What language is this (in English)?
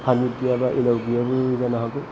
Bodo